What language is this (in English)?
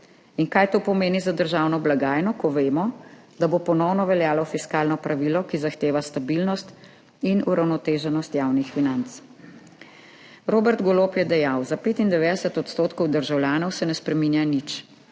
Slovenian